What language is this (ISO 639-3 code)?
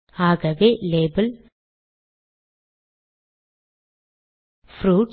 tam